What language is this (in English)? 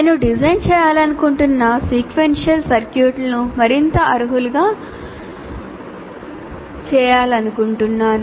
Telugu